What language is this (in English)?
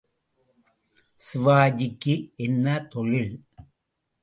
Tamil